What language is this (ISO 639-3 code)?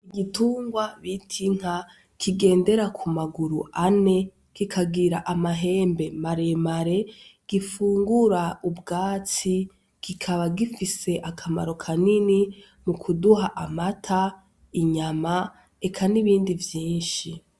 run